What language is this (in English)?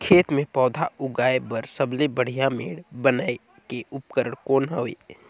Chhattisgarhi